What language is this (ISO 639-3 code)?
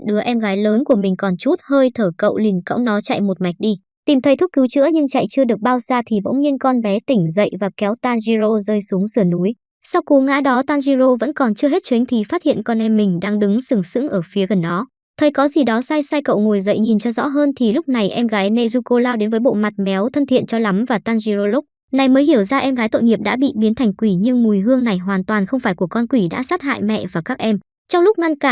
vie